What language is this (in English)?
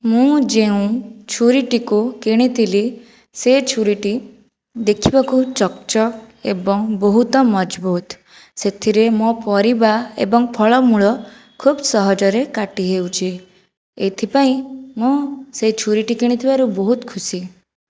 Odia